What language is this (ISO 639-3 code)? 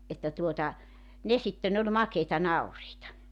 fin